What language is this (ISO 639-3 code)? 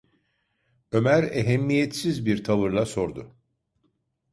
tur